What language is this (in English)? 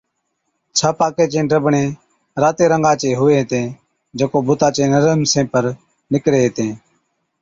Od